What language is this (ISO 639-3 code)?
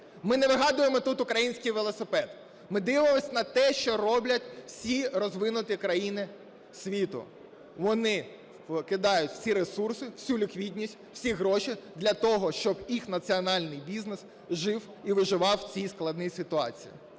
ukr